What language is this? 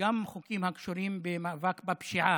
Hebrew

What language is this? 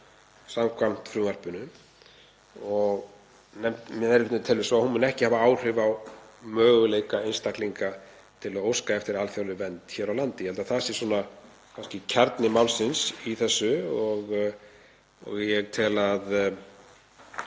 Icelandic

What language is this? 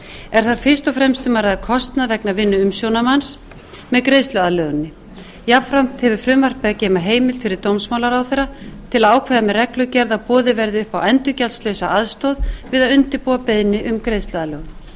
Icelandic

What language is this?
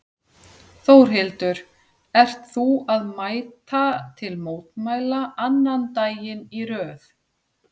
Icelandic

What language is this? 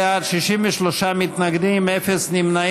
Hebrew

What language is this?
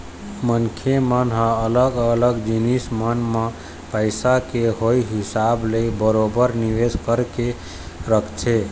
Chhattisgarhi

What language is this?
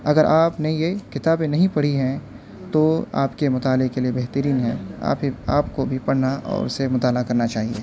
Urdu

